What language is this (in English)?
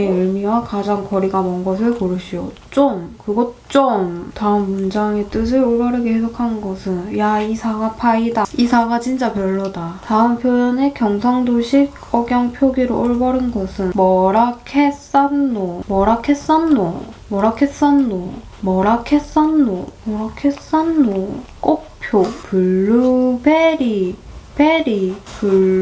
Korean